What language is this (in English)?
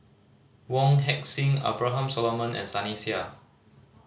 English